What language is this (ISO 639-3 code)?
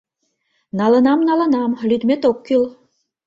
chm